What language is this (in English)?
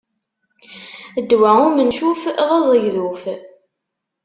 Kabyle